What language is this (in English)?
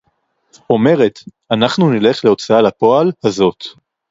Hebrew